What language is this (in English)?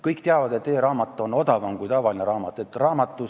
Estonian